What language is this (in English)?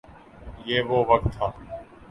Urdu